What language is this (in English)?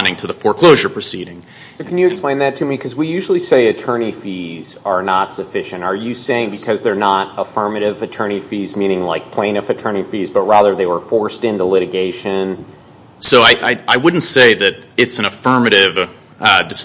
English